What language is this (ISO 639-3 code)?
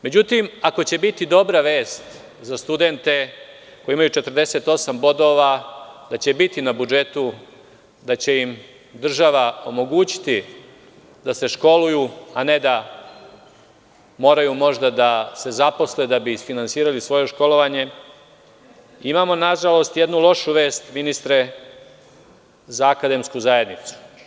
srp